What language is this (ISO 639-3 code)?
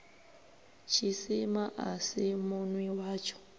ven